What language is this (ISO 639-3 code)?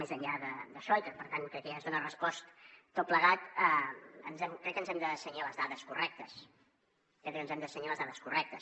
cat